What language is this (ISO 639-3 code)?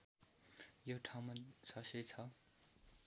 nep